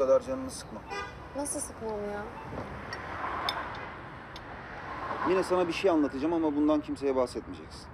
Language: Turkish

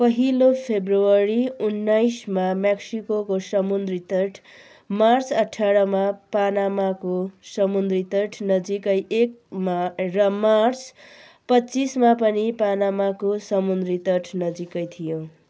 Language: Nepali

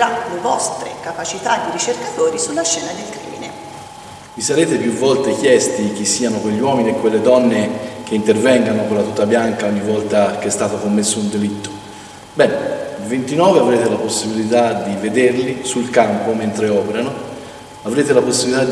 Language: Italian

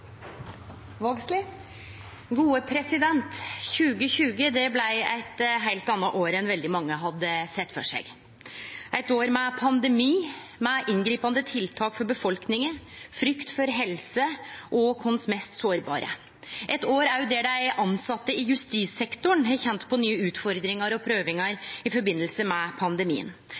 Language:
Norwegian Nynorsk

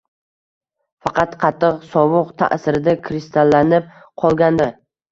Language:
Uzbek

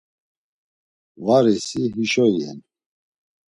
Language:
Laz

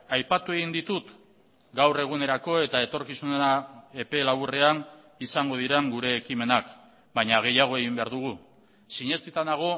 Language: Basque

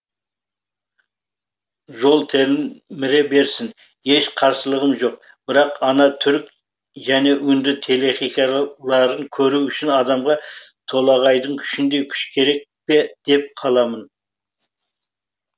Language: Kazakh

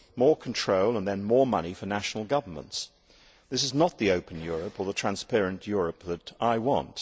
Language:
English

